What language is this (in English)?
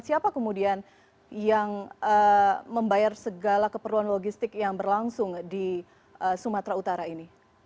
Indonesian